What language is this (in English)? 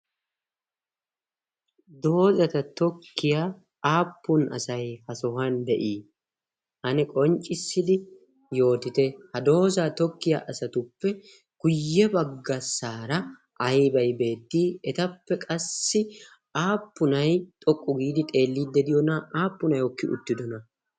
Wolaytta